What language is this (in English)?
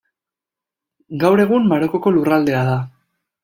Basque